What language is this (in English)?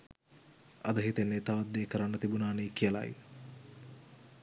Sinhala